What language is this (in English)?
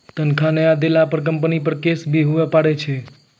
Maithili